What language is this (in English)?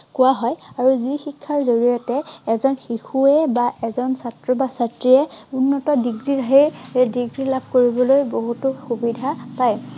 Assamese